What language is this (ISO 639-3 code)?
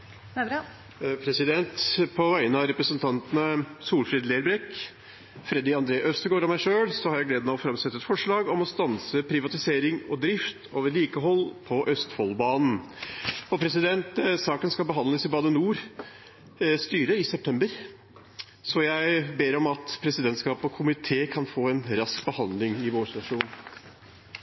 nob